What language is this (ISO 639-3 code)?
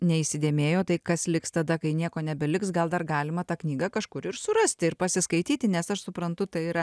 lit